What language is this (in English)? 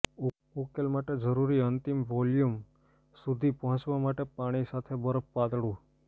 Gujarati